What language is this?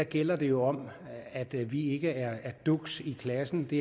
Danish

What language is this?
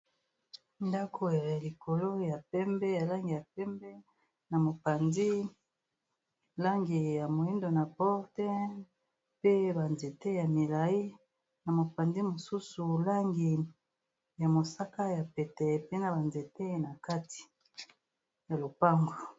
Lingala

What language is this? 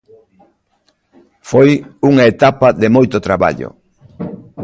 Galician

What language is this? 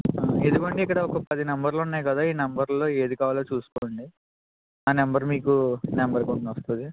Telugu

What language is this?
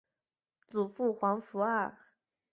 Chinese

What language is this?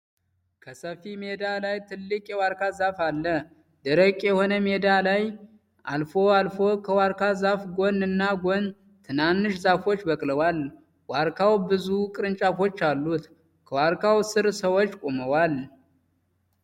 Amharic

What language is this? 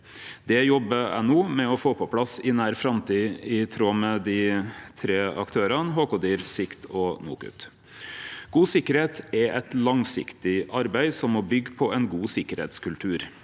Norwegian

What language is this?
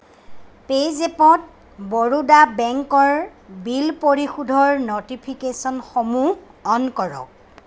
Assamese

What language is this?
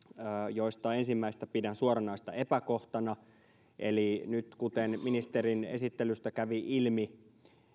Finnish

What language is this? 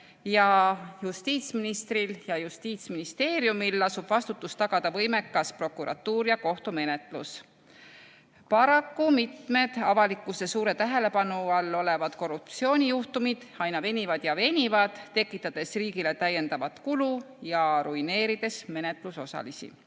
Estonian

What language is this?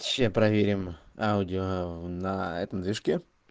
Russian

